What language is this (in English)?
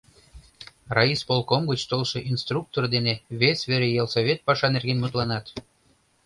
Mari